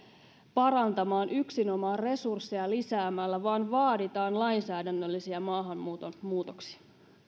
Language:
Finnish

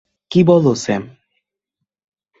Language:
Bangla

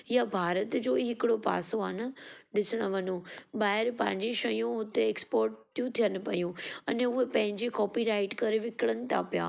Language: Sindhi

